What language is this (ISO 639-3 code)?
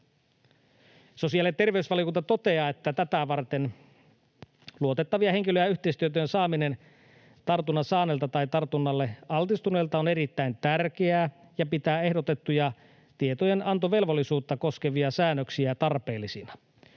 fin